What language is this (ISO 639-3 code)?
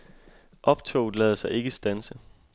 dan